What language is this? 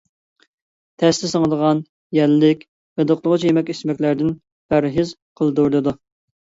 Uyghur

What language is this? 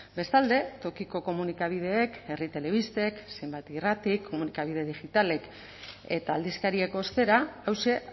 Basque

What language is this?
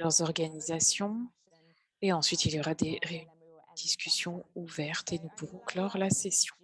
French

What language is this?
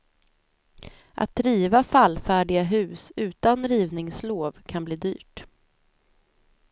Swedish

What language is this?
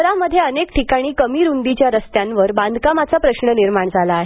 Marathi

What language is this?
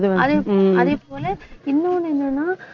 Tamil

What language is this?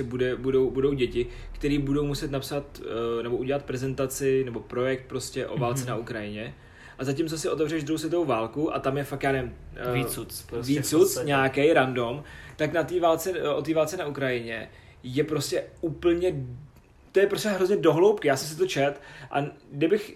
Czech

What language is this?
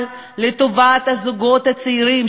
Hebrew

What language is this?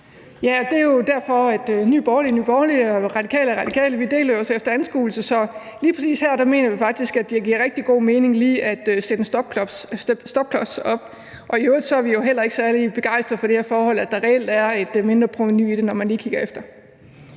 Danish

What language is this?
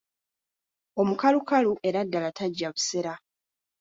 Ganda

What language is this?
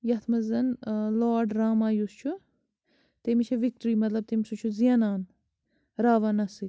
Kashmiri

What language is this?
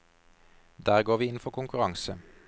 Norwegian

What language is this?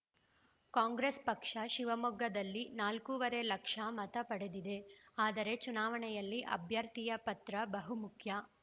Kannada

